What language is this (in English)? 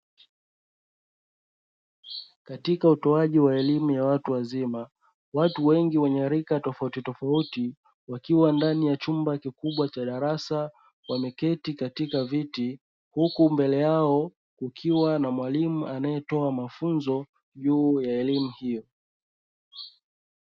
Swahili